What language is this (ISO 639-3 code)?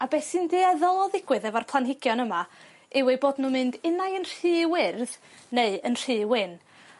cym